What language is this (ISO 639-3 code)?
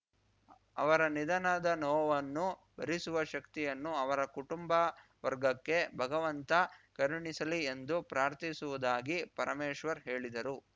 kan